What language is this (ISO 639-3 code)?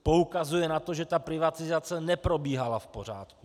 ces